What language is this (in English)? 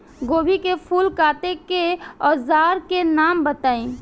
Bhojpuri